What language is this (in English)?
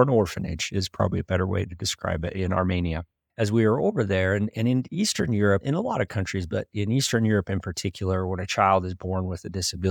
English